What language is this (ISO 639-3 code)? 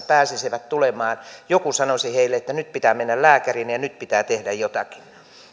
fin